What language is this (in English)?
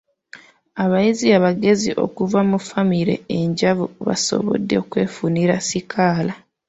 Ganda